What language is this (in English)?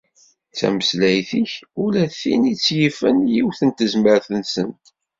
Kabyle